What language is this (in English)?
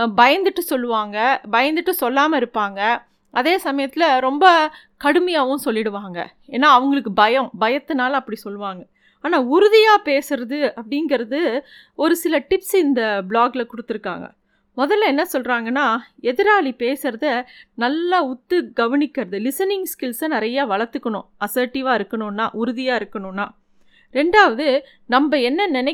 Tamil